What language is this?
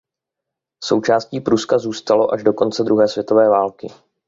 Czech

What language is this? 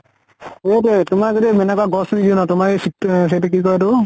Assamese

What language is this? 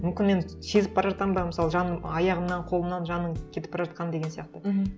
Kazakh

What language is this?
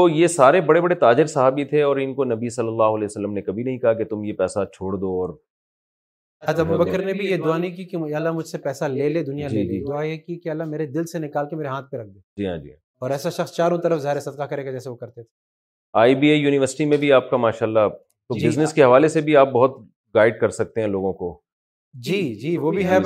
Urdu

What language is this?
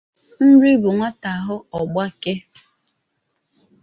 Igbo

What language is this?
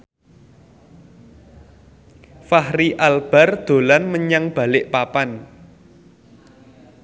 Javanese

